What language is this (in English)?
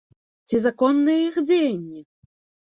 Belarusian